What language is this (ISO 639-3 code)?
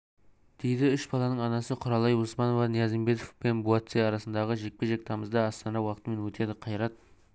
kaz